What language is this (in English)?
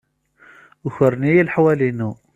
Kabyle